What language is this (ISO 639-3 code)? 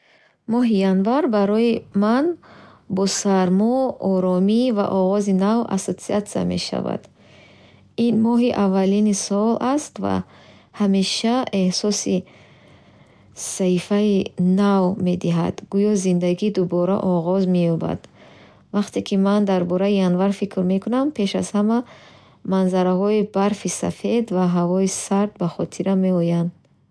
bhh